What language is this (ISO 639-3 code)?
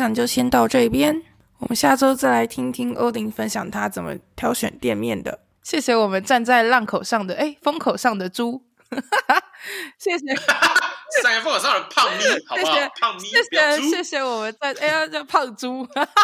zho